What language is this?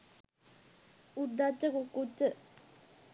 Sinhala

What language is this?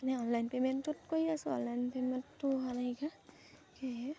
Assamese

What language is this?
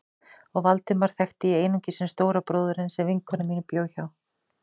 Icelandic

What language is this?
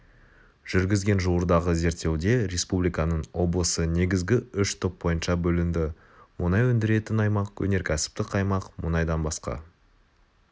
Kazakh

